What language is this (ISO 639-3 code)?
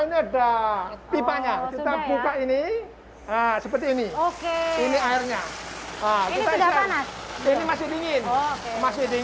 ind